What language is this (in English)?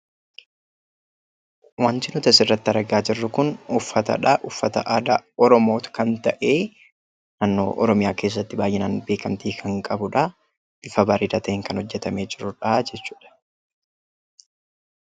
Oromo